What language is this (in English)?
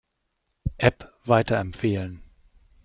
German